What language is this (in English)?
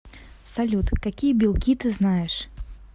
Russian